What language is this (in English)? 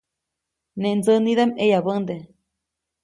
Copainalá Zoque